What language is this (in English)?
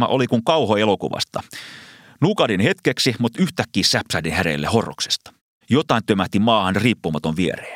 Finnish